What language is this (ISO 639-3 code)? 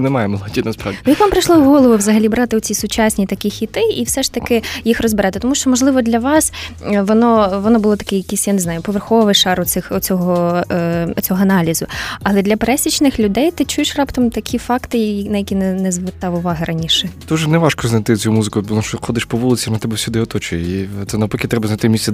ukr